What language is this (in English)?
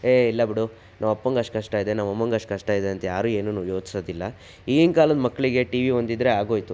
Kannada